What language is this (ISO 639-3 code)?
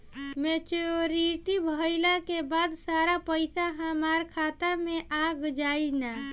bho